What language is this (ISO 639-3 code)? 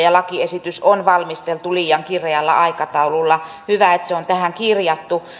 fin